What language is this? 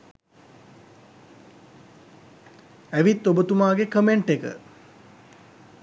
Sinhala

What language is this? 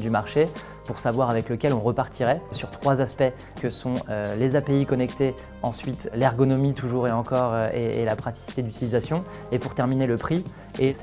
French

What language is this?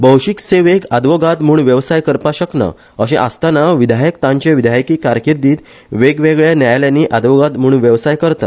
Konkani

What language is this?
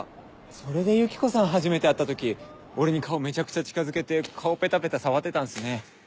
Japanese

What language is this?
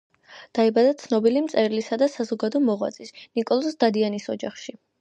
Georgian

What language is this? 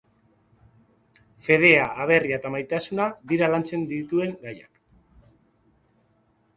Basque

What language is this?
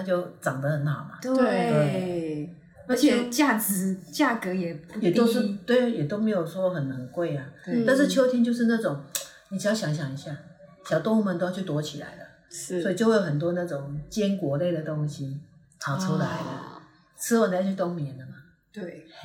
Chinese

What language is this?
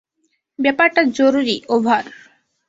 Bangla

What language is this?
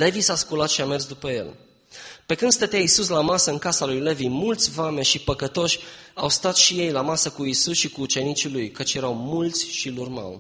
Romanian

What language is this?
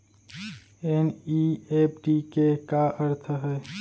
Chhattisgarhi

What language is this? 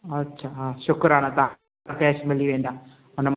Sindhi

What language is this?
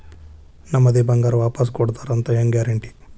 Kannada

